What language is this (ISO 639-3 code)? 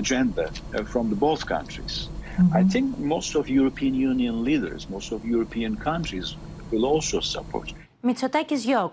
ell